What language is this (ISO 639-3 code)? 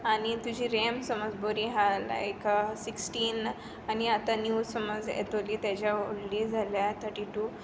kok